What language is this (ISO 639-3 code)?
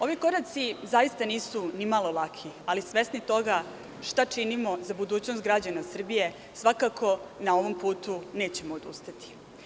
srp